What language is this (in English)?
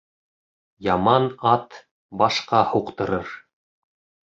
Bashkir